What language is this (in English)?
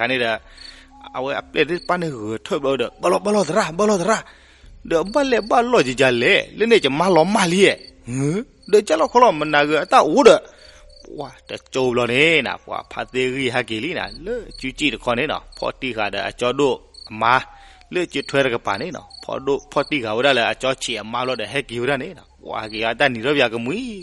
Thai